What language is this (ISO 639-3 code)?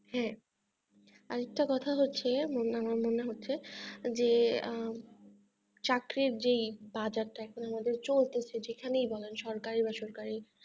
ben